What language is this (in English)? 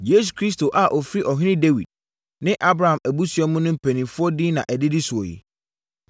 Akan